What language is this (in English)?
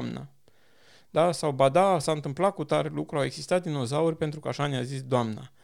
Romanian